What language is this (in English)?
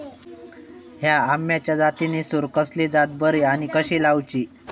Marathi